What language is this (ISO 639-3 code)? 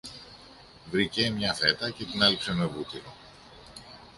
ell